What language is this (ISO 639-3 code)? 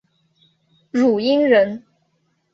zho